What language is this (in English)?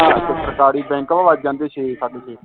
Punjabi